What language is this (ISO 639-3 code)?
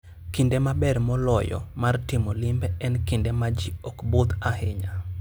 luo